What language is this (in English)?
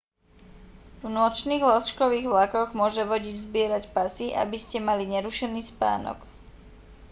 Slovak